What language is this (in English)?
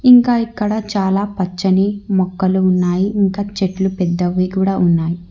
Telugu